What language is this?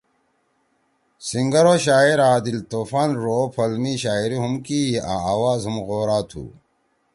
Torwali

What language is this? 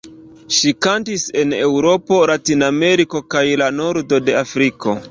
Esperanto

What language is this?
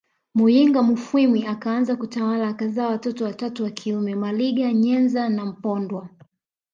Swahili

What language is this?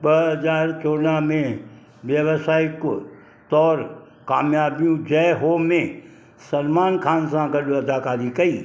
Sindhi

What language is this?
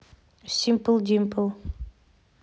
Russian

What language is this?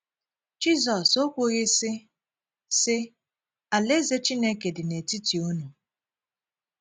Igbo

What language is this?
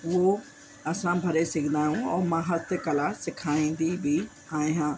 Sindhi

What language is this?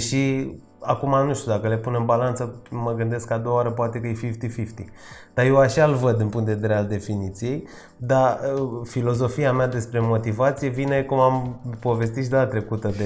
Romanian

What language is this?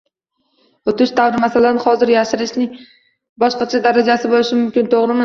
Uzbek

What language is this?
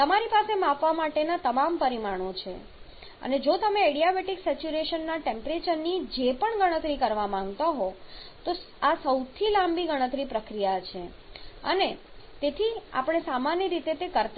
Gujarati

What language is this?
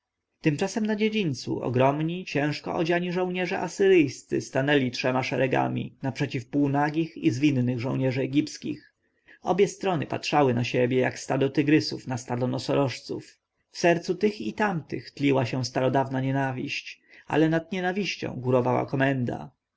Polish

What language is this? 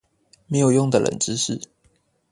Chinese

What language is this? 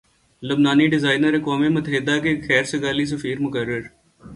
Urdu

